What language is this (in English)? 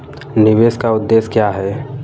Hindi